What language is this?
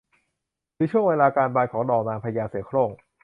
Thai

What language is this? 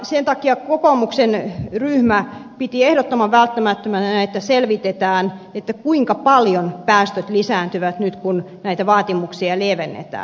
Finnish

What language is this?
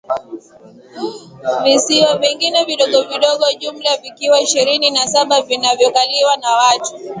Swahili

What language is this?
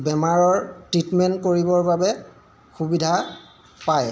Assamese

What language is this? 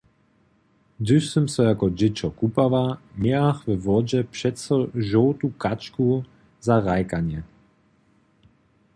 Upper Sorbian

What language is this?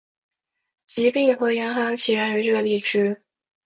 Chinese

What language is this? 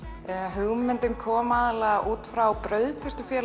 Icelandic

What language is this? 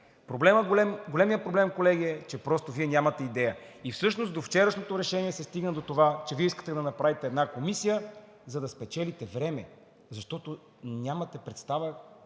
Bulgarian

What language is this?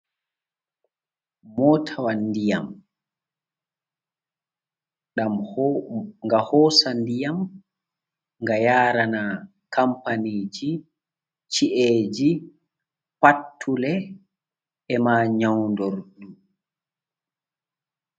Fula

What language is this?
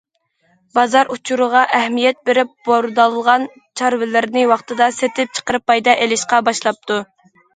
Uyghur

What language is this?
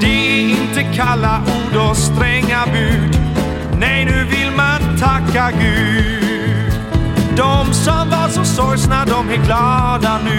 Swedish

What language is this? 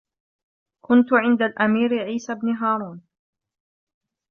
Arabic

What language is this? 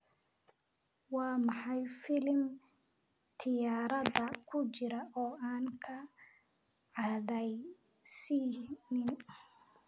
Somali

